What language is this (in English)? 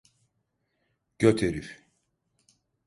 Turkish